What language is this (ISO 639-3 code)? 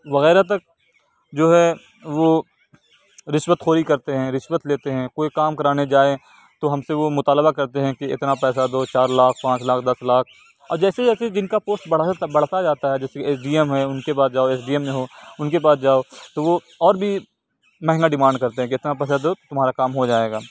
urd